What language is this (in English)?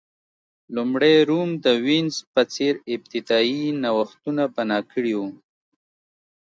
Pashto